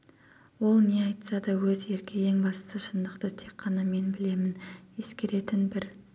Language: Kazakh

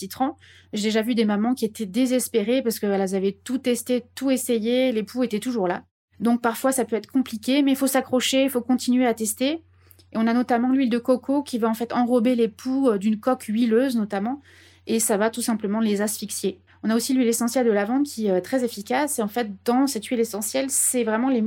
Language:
French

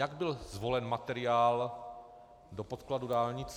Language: Czech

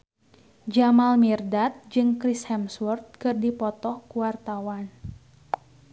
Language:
Sundanese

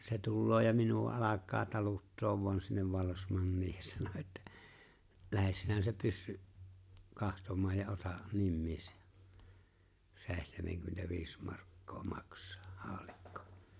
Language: Finnish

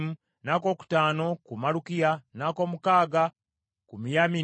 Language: Ganda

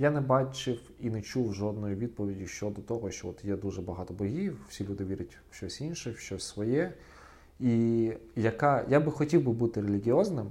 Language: Ukrainian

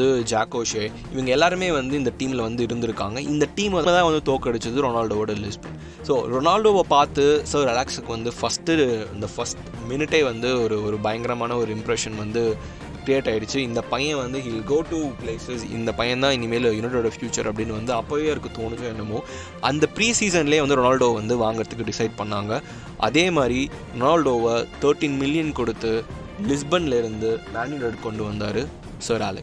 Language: Tamil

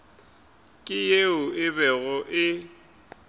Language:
Northern Sotho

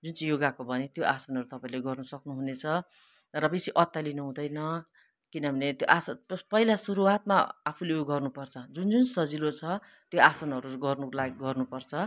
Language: Nepali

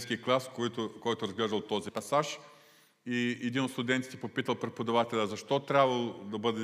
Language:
Bulgarian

